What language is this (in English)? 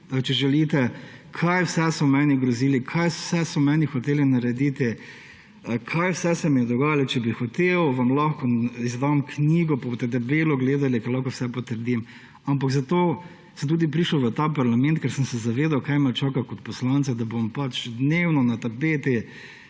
Slovenian